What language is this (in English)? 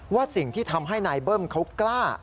Thai